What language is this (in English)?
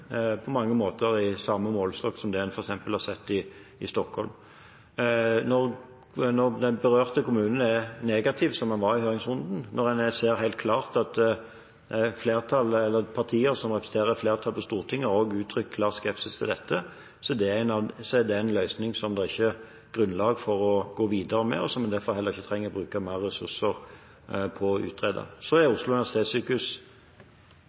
Norwegian